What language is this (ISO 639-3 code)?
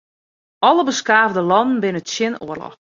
fry